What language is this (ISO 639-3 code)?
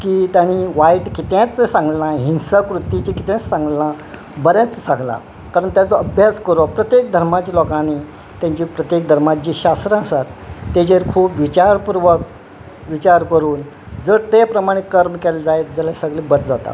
kok